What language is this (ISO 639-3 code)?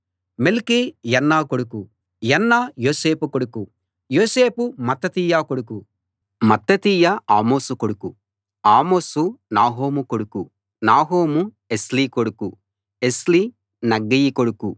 tel